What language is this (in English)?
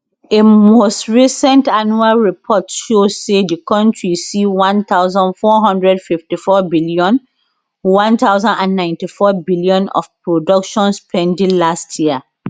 Nigerian Pidgin